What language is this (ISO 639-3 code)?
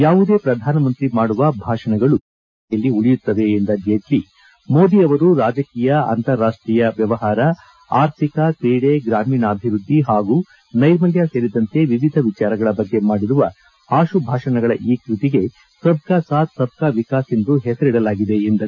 kan